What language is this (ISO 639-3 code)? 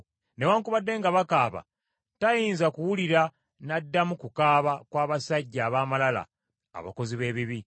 lug